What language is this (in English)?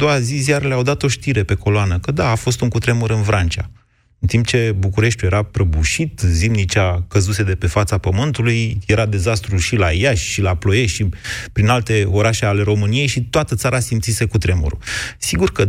Romanian